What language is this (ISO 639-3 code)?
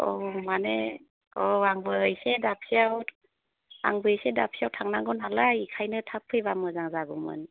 brx